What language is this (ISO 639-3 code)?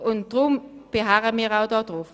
gsw